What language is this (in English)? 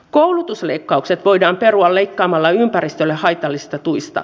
Finnish